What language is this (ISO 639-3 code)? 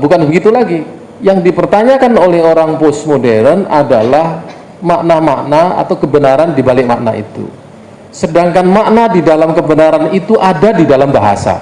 ind